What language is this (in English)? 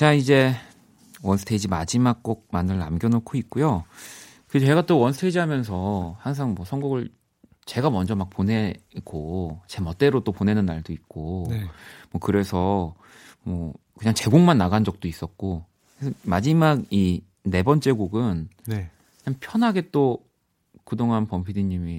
Korean